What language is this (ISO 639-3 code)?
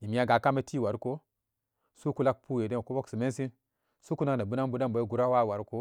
ccg